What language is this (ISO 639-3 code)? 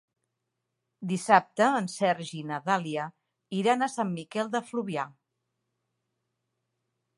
cat